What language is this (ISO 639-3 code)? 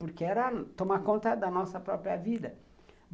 por